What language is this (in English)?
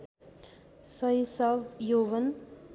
Nepali